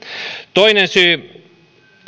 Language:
Finnish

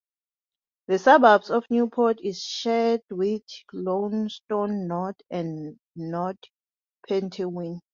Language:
English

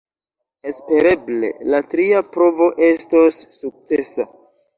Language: Esperanto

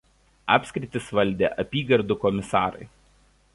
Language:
Lithuanian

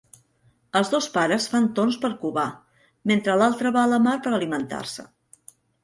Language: Catalan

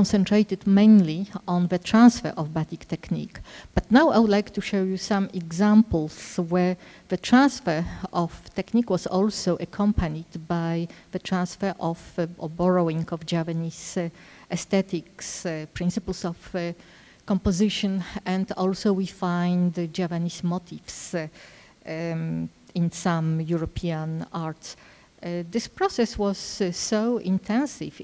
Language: English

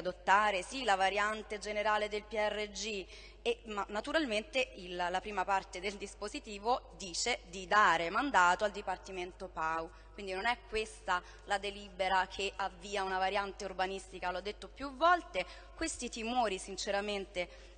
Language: Italian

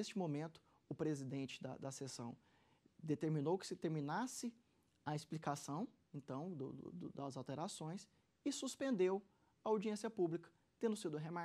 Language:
Portuguese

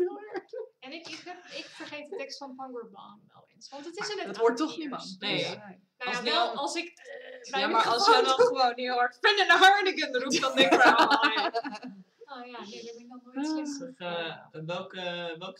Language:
Dutch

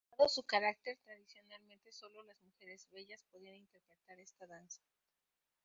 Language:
Spanish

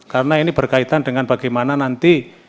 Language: Indonesian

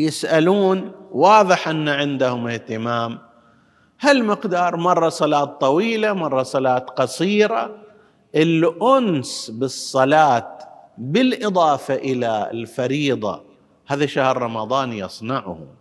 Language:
Arabic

